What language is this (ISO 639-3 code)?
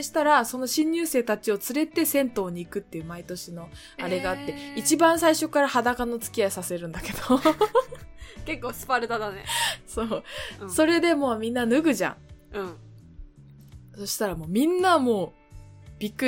jpn